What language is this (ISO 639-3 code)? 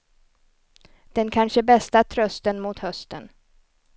swe